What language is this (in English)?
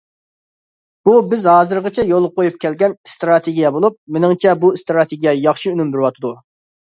Uyghur